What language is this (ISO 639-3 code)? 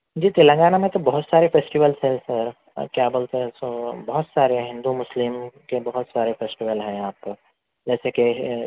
urd